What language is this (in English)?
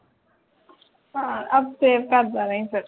Punjabi